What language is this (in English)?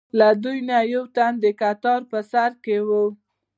Pashto